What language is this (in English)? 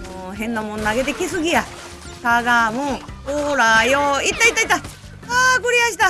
Japanese